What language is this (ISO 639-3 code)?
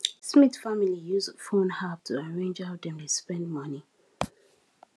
pcm